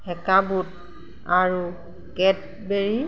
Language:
Assamese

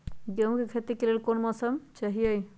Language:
Magahi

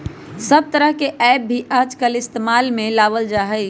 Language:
Magahi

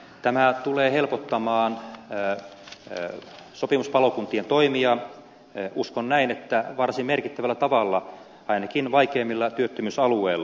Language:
Finnish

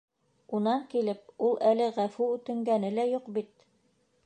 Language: Bashkir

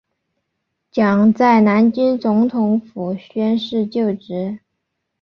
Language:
Chinese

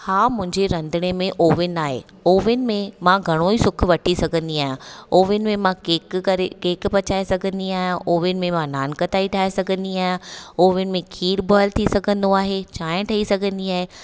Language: Sindhi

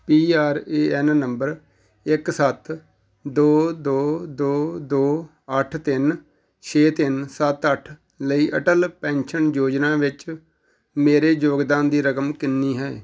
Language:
Punjabi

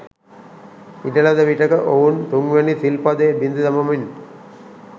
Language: Sinhala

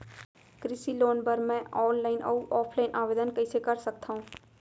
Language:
Chhattisgarhi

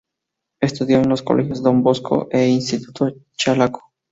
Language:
Spanish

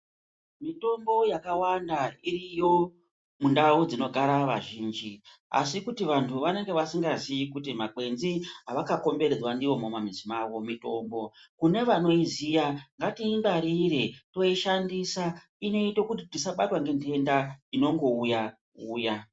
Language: Ndau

